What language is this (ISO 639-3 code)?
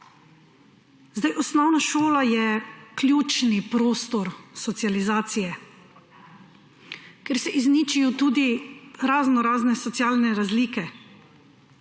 slv